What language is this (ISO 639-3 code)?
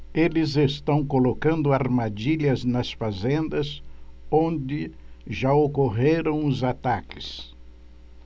por